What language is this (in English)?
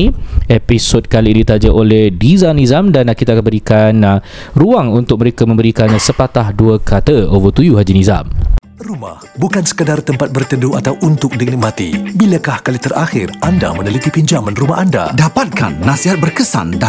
Malay